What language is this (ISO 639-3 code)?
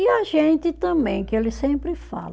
por